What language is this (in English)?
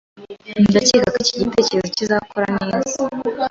Kinyarwanda